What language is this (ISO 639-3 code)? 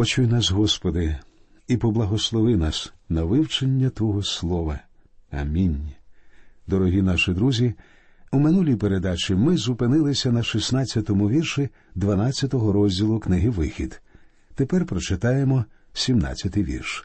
ukr